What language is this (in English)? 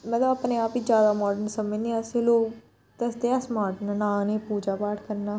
Dogri